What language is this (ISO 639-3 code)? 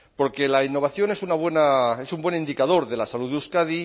spa